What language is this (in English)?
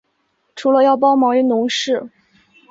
Chinese